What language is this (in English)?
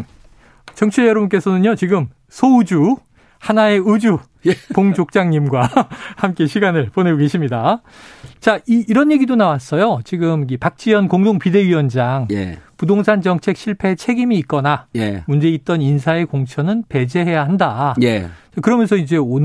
Korean